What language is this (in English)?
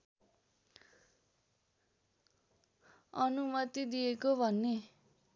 Nepali